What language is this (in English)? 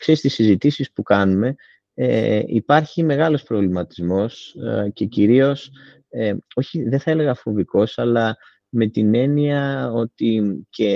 Greek